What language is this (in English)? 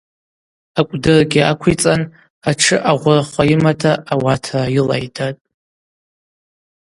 Abaza